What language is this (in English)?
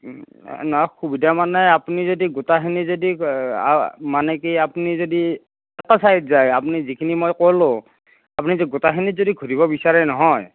Assamese